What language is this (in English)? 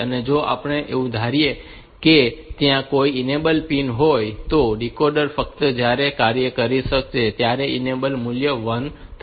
Gujarati